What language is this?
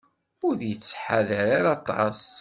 Kabyle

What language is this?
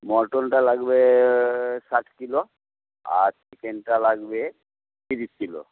Bangla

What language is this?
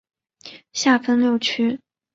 Chinese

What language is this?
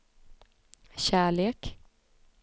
Swedish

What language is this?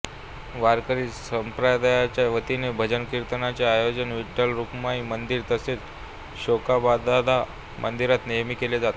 Marathi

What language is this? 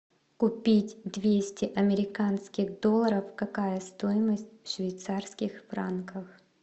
Russian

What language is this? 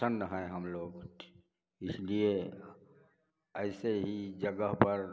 Hindi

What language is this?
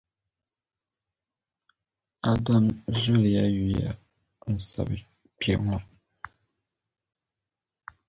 Dagbani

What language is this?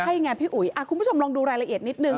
Thai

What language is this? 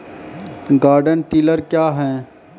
Maithili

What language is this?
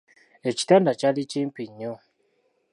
Ganda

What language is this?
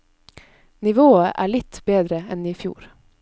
Norwegian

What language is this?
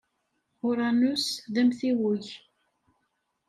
Kabyle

